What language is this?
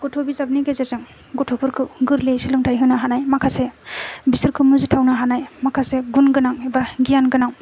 Bodo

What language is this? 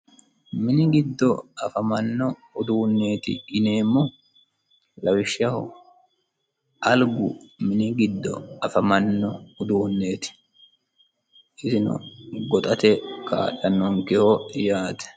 Sidamo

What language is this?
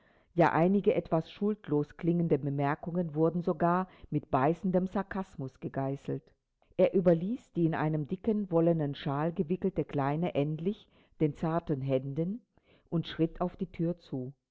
German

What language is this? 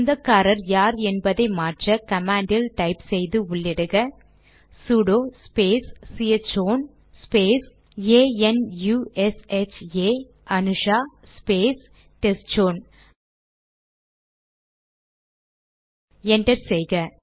Tamil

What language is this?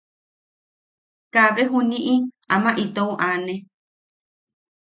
Yaqui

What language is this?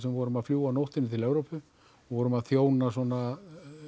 Icelandic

